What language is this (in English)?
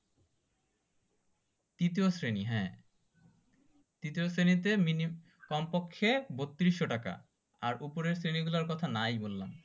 Bangla